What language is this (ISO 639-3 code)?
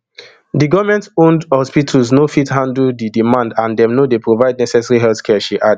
pcm